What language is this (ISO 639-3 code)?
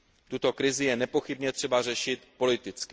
ces